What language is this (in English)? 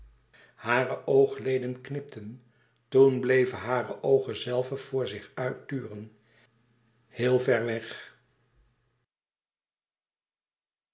Dutch